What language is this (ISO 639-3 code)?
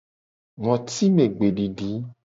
gej